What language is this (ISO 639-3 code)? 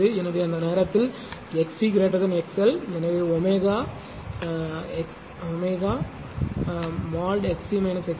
tam